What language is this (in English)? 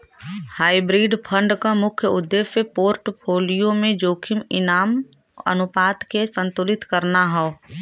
Bhojpuri